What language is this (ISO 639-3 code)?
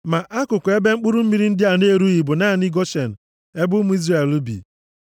ibo